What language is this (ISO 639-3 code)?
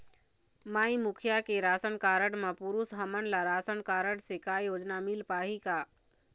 hne